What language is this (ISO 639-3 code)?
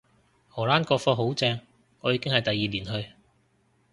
yue